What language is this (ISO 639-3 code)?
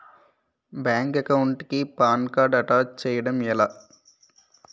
tel